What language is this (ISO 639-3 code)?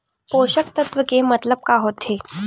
hne